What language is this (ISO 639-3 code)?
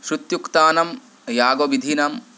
san